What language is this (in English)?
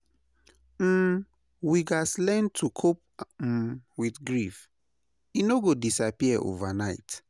Nigerian Pidgin